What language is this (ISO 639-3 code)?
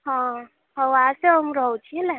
ori